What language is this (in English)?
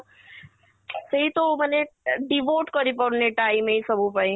Odia